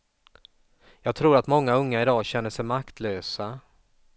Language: Swedish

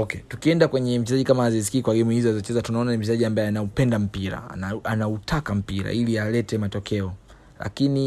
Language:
Swahili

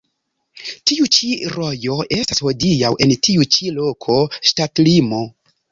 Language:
Esperanto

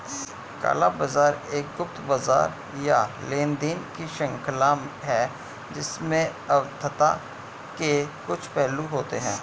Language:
Hindi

